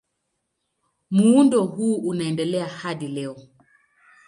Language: Swahili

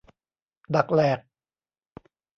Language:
Thai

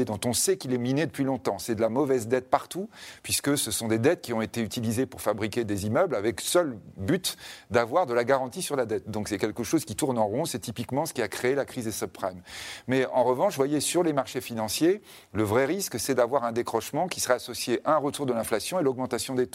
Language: French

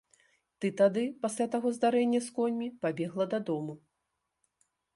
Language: Belarusian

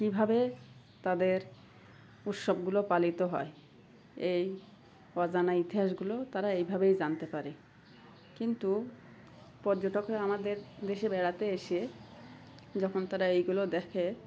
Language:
Bangla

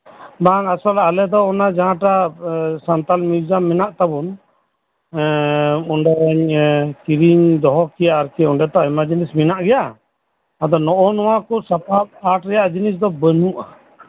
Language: Santali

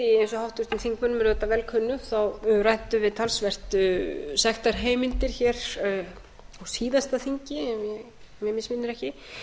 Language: Icelandic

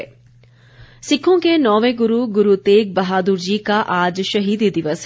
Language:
Hindi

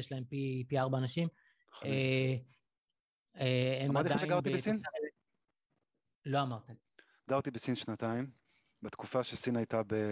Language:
Hebrew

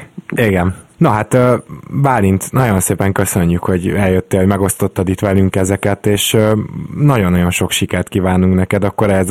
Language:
Hungarian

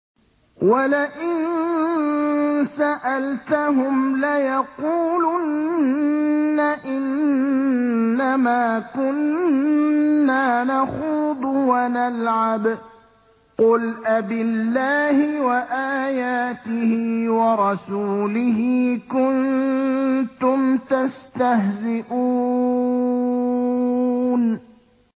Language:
Arabic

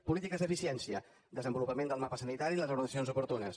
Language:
Catalan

